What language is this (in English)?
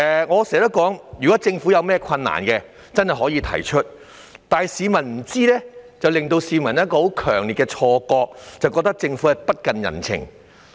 Cantonese